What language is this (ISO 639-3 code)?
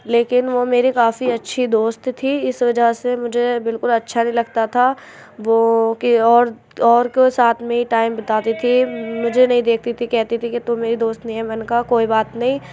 urd